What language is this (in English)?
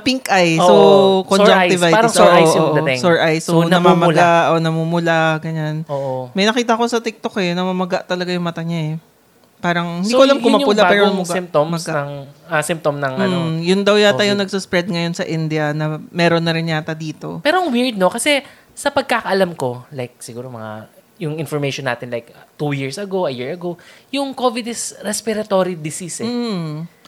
Filipino